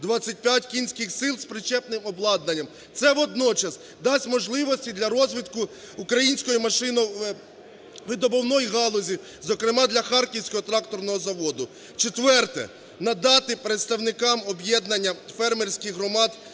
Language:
Ukrainian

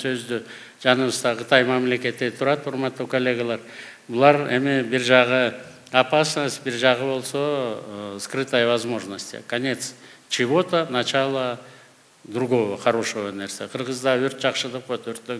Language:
Turkish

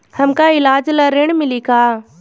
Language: Bhojpuri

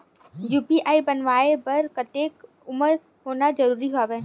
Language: Chhattisgarhi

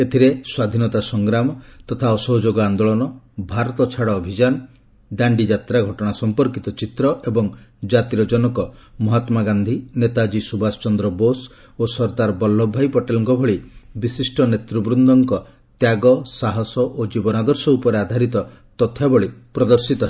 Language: Odia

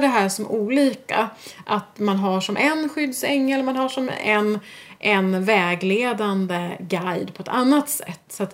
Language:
Swedish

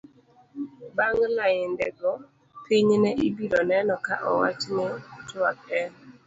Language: Luo (Kenya and Tanzania)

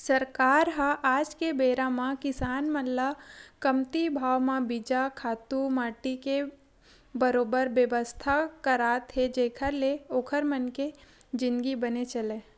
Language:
Chhattisgarhi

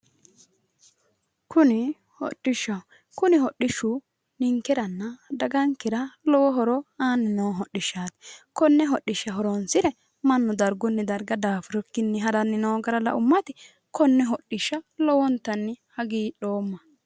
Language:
Sidamo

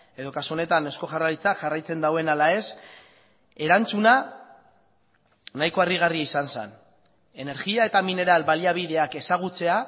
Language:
Basque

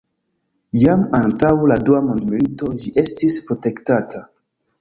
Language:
Esperanto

